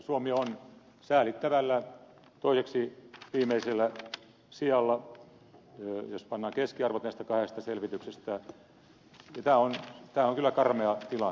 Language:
Finnish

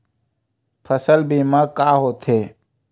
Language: Chhattisgarhi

